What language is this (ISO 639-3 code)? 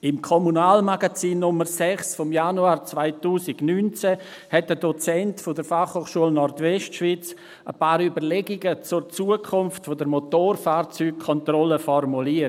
gsw